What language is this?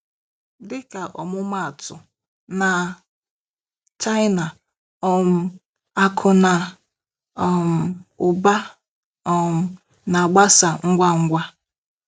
Igbo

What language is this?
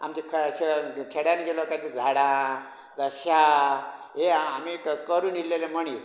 Konkani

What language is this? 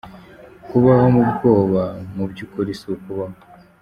Kinyarwanda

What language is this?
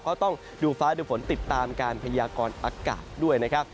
Thai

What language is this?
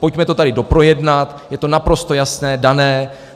Czech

